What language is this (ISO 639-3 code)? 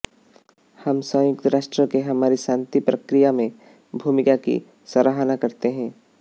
hin